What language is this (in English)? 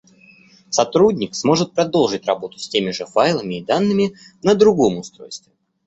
Russian